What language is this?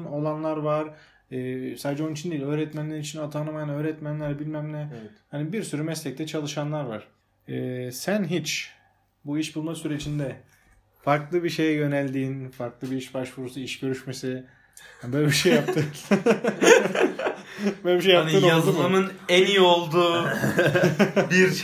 Turkish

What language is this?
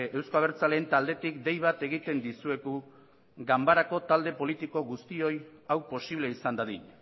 Basque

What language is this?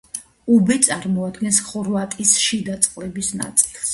Georgian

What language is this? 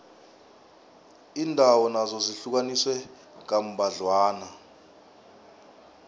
South Ndebele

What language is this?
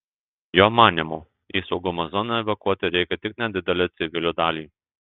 Lithuanian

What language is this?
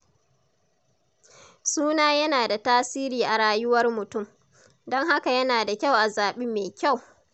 Hausa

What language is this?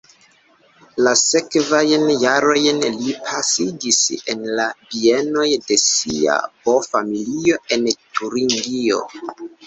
Esperanto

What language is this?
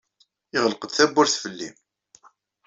Kabyle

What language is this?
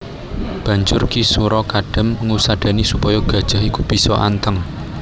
Javanese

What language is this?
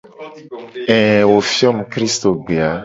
Gen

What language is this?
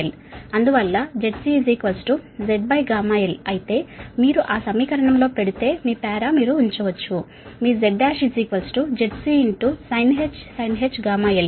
Telugu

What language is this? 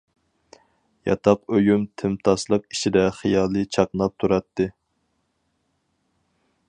Uyghur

